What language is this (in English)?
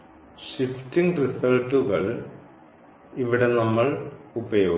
Malayalam